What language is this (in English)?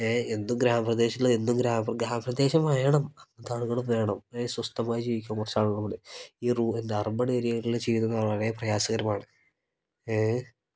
Malayalam